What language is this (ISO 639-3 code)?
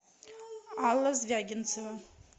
rus